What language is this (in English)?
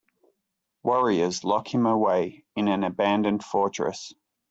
English